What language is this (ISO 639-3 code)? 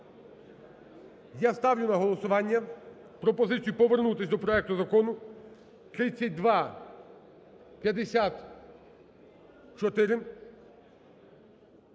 ukr